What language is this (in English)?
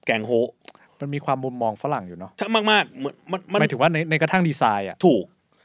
Thai